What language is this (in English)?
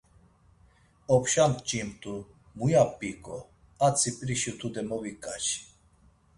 Laz